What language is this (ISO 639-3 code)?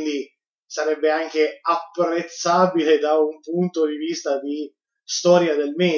ita